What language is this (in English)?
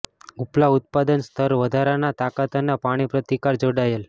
Gujarati